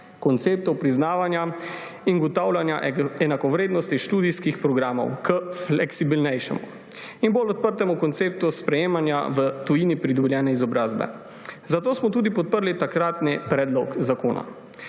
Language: Slovenian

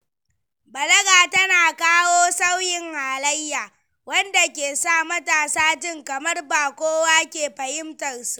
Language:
Hausa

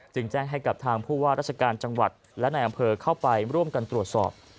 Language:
Thai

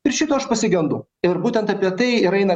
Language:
Lithuanian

